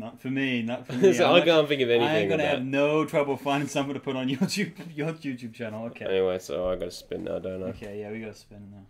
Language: English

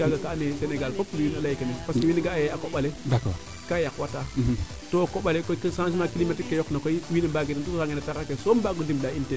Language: Serer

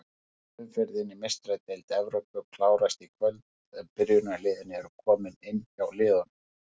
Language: Icelandic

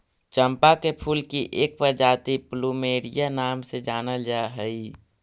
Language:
Magahi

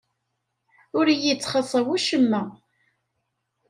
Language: Kabyle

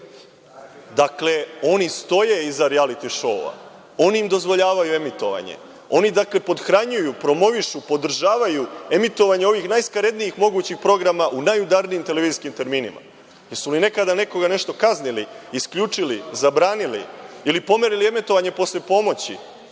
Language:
Serbian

